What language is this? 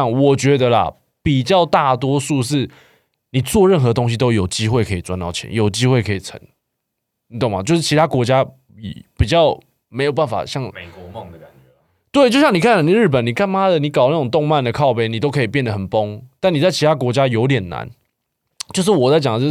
Chinese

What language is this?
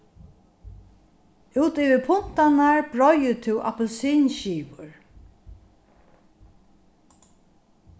Faroese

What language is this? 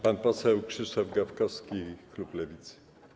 Polish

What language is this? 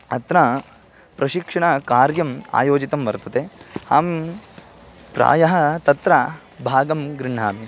Sanskrit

